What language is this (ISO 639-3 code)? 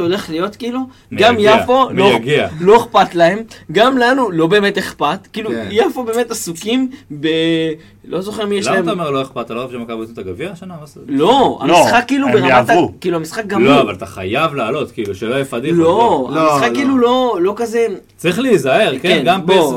heb